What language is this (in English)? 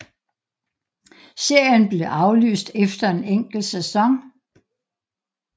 Danish